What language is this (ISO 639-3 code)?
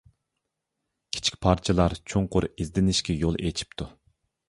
uig